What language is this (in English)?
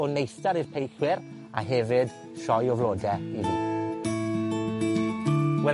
Welsh